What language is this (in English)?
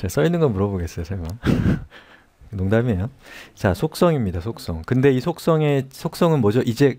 Korean